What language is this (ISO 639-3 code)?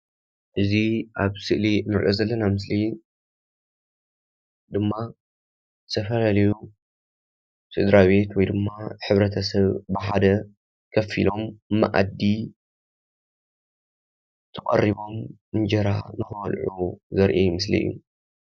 tir